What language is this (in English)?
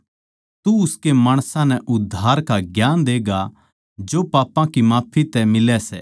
Haryanvi